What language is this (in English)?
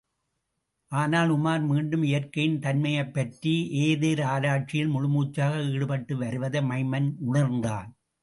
Tamil